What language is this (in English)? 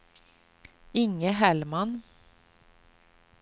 Swedish